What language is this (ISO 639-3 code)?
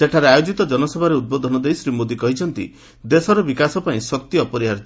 ori